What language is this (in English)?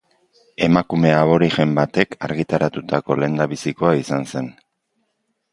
Basque